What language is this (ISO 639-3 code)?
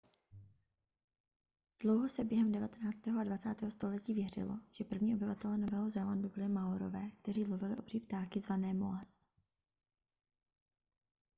ces